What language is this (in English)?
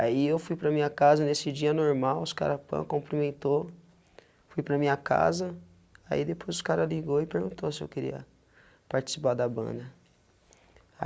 Portuguese